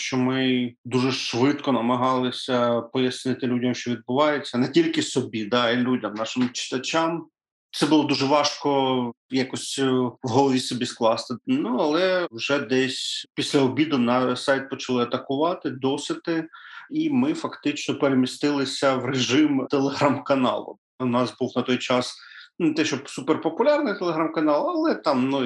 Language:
Ukrainian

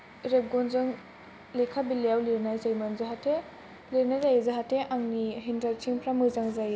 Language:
Bodo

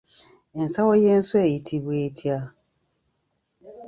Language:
Ganda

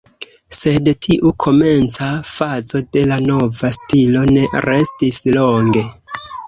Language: Esperanto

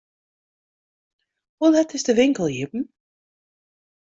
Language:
Western Frisian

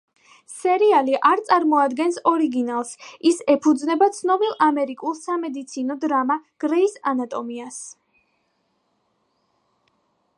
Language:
Georgian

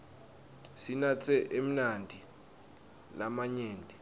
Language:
Swati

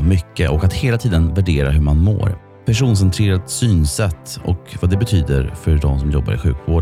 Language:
Swedish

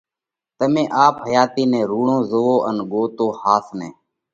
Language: Parkari Koli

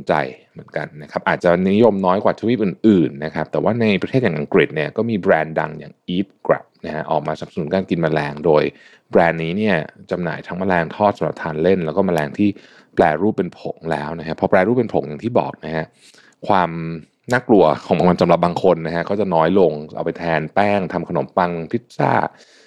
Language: Thai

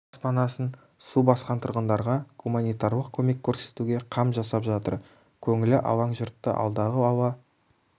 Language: Kazakh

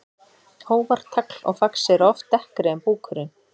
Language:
Icelandic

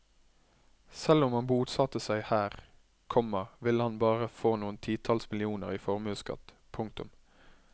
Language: Norwegian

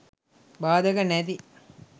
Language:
Sinhala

